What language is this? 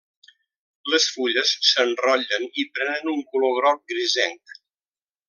Catalan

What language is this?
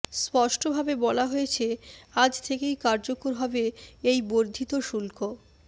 Bangla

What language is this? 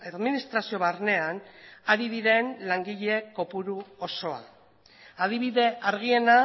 Basque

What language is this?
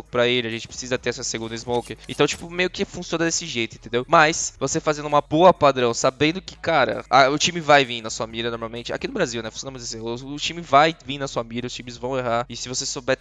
Portuguese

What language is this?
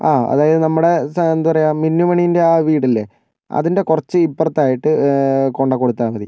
Malayalam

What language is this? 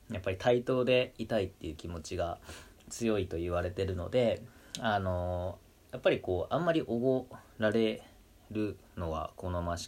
Japanese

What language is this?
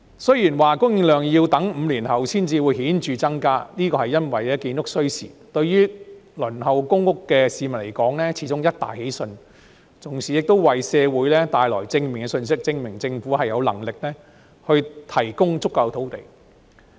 Cantonese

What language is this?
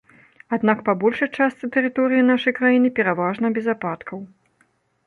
Belarusian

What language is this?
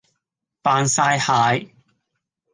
Cantonese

